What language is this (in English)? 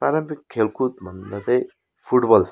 Nepali